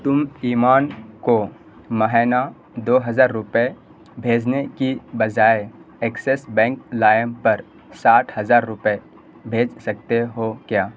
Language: Urdu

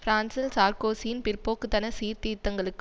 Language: Tamil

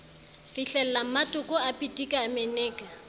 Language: Southern Sotho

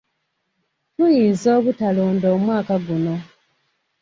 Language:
Ganda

